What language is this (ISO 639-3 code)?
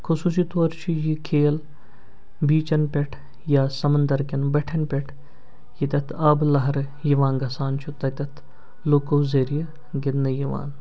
kas